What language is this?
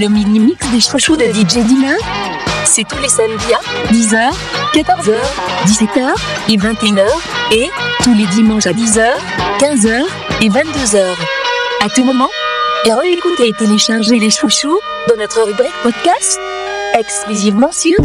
French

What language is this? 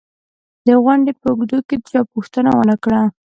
Pashto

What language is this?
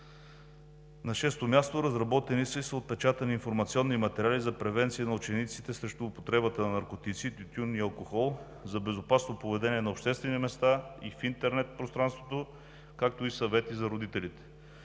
Bulgarian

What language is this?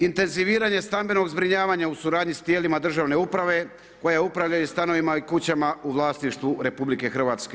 Croatian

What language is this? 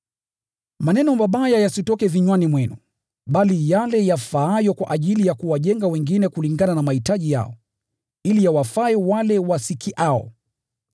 Swahili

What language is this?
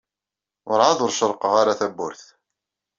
Kabyle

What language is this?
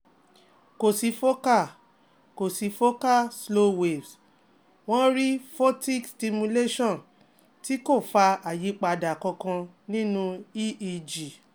Yoruba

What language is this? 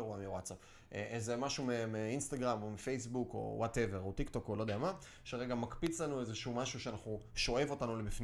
Hebrew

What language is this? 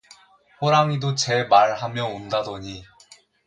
Korean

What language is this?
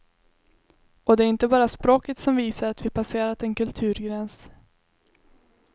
Swedish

